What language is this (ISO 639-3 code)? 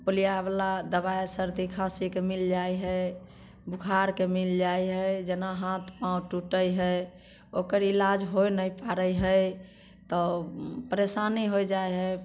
mai